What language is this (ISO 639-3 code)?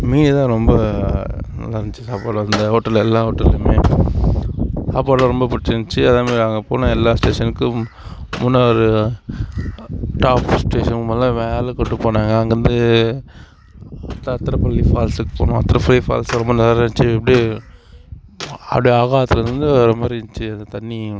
tam